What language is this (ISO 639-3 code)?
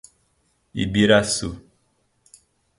por